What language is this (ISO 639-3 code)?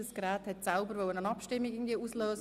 gsw